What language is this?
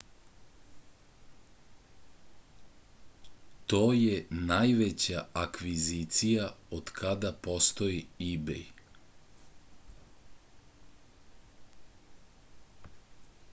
Serbian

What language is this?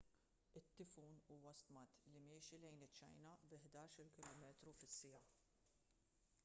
Maltese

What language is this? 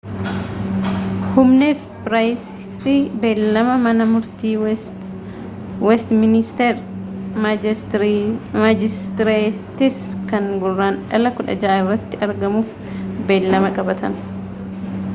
Oromo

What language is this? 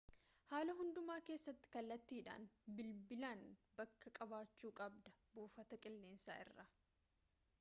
Oromo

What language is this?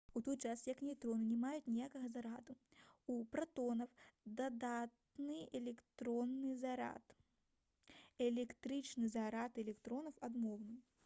Belarusian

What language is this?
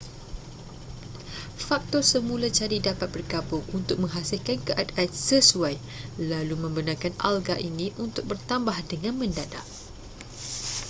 Malay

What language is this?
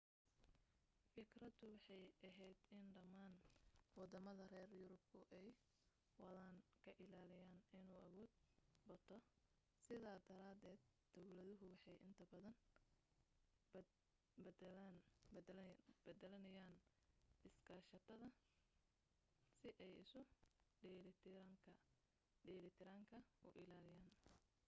Somali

